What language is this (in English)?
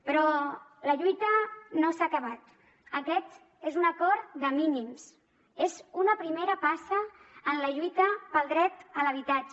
Catalan